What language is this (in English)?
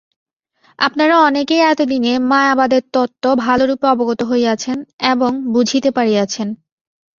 Bangla